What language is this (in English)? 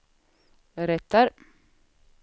Swedish